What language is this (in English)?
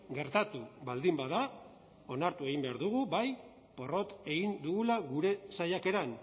Basque